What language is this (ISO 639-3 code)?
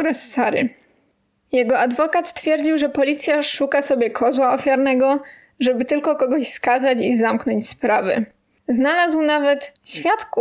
pol